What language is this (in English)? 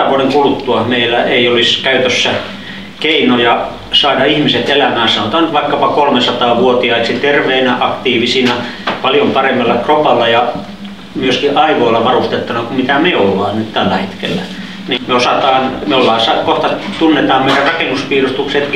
Finnish